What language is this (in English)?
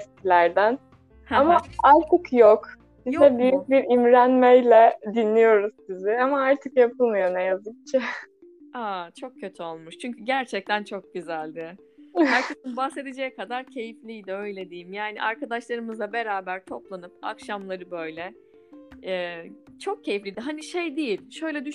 Turkish